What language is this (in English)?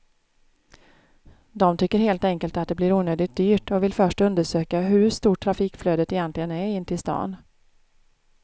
Swedish